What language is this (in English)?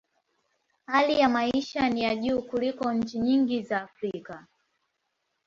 Swahili